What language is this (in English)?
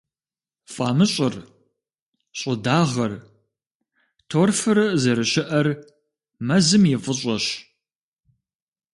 Kabardian